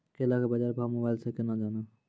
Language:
Maithili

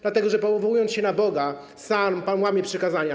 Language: Polish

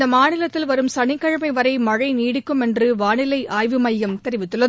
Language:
Tamil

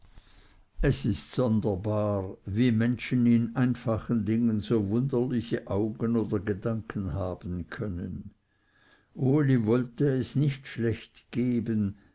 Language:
German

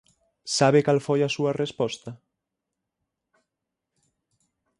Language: Galician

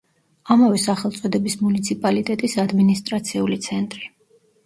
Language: Georgian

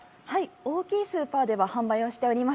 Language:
Japanese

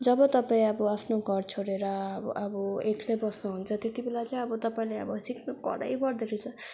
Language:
Nepali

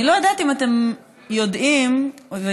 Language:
Hebrew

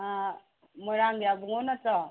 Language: Manipuri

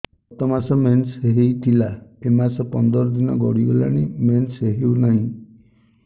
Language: Odia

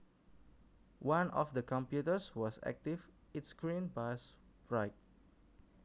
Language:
Javanese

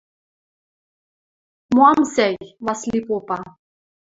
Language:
Western Mari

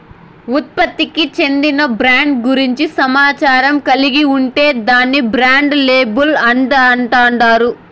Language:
Telugu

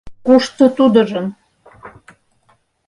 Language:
Mari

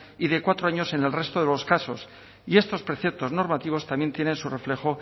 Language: Spanish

